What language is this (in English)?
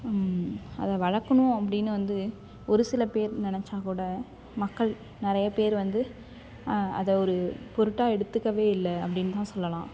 Tamil